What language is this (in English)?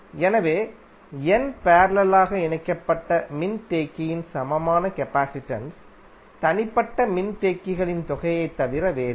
Tamil